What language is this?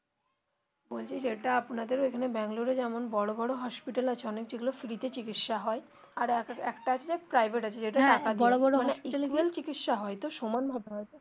Bangla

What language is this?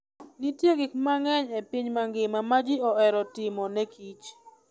Luo (Kenya and Tanzania)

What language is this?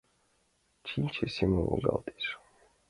Mari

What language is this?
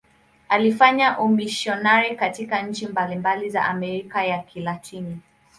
Swahili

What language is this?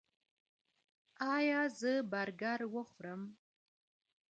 Pashto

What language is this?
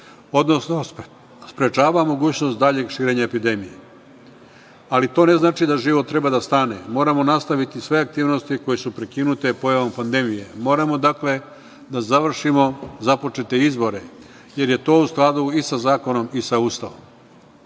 Serbian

